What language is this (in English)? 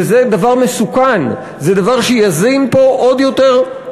Hebrew